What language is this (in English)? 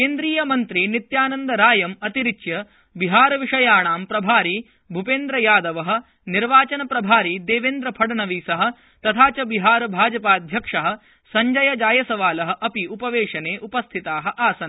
Sanskrit